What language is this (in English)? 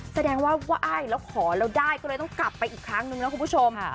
Thai